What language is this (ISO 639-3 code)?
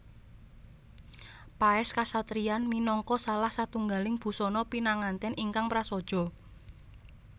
jav